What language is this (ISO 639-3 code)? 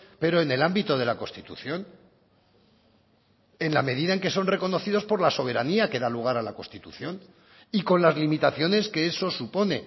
spa